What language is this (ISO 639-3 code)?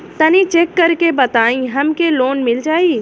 bho